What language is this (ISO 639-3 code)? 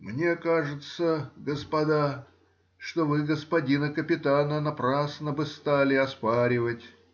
rus